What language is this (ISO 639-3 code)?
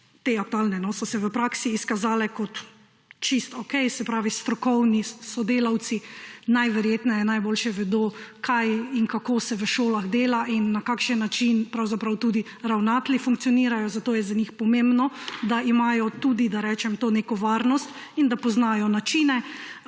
slv